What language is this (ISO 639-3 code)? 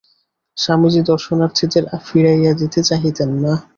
ben